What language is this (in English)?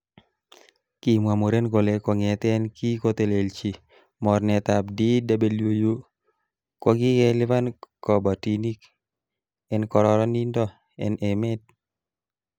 Kalenjin